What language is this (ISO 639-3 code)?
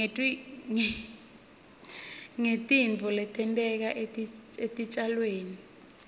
ssw